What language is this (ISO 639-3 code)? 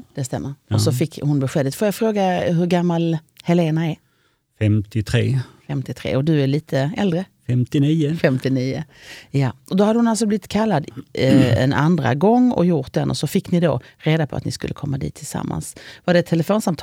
swe